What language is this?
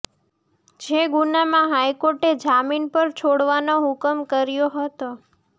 Gujarati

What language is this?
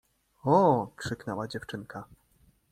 Polish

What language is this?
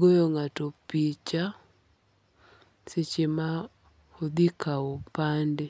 Luo (Kenya and Tanzania)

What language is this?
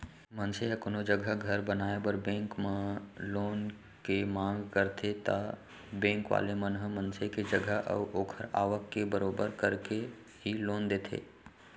Chhattisgarhi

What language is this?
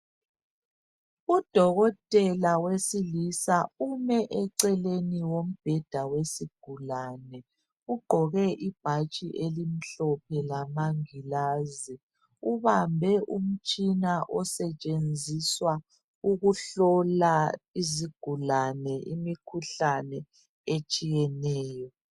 North Ndebele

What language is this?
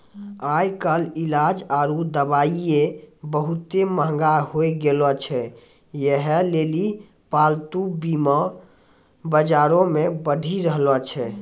Maithili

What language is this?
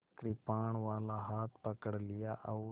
Hindi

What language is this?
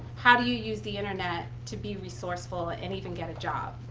English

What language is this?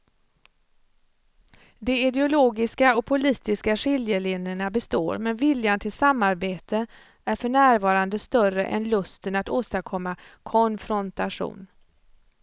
Swedish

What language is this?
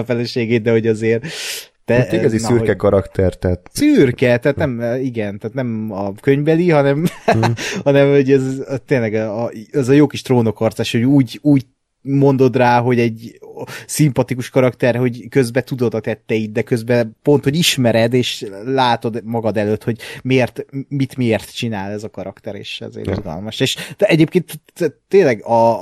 Hungarian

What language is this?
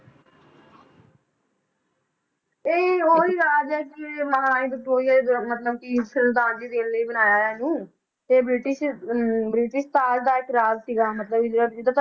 Punjabi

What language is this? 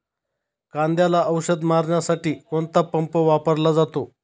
Marathi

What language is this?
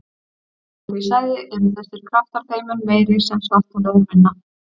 Icelandic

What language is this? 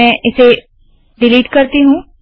Hindi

